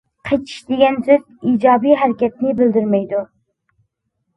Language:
Uyghur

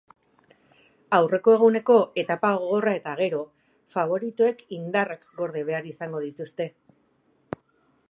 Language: Basque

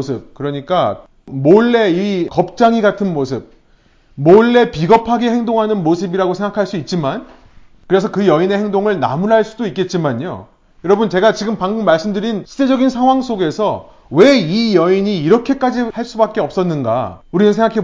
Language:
Korean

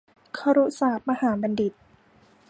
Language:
Thai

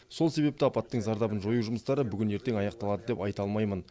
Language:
Kazakh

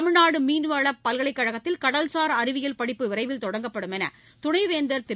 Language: Tamil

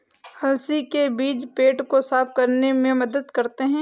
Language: Hindi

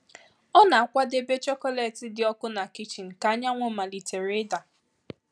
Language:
Igbo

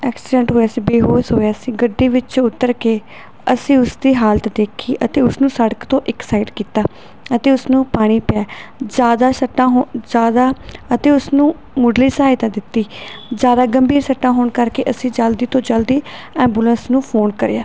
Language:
Punjabi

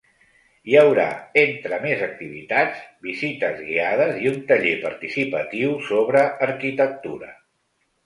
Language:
Catalan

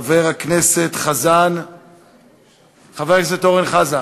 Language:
Hebrew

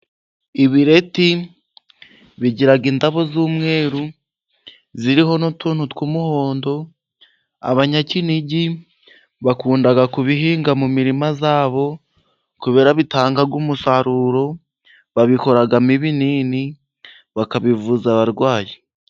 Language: Kinyarwanda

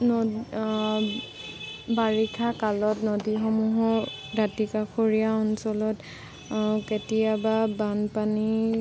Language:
Assamese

